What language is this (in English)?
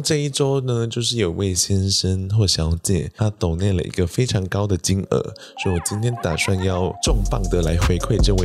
Chinese